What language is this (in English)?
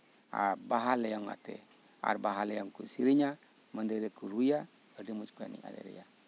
Santali